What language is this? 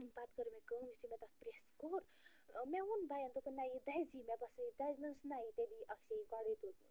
Kashmiri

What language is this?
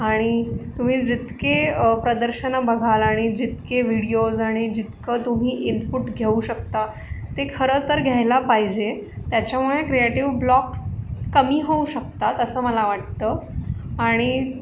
Marathi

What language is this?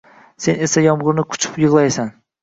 Uzbek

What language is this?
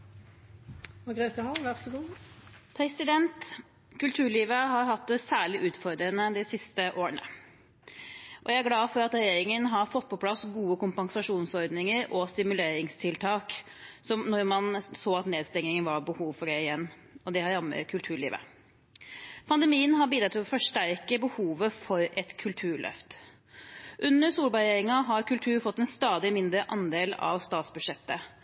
Norwegian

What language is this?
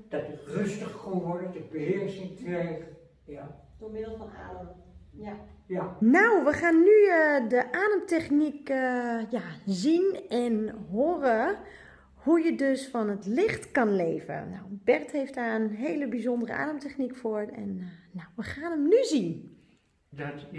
Dutch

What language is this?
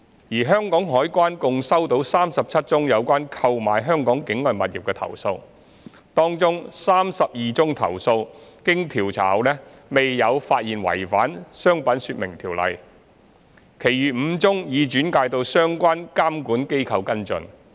Cantonese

